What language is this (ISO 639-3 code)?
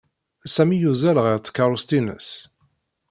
kab